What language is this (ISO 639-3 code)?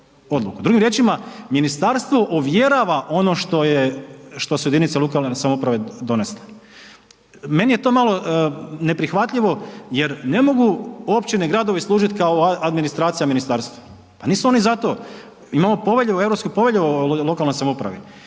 hrv